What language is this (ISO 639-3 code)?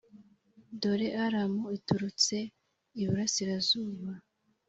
kin